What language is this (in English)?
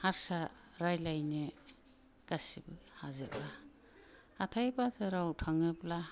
Bodo